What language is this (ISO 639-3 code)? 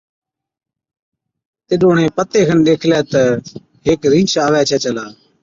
odk